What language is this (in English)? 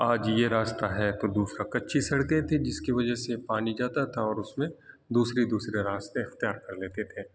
Urdu